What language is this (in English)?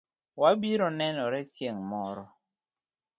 Luo (Kenya and Tanzania)